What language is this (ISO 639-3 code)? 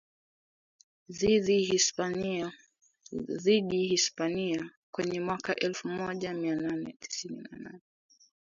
swa